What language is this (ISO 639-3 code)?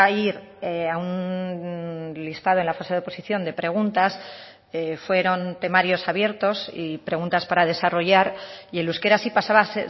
spa